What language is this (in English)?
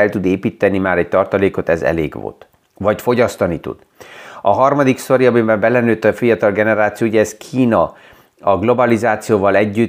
Hungarian